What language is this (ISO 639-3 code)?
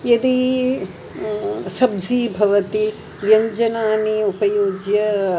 san